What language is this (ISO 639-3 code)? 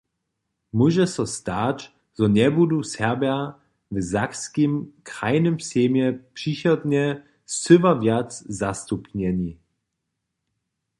hsb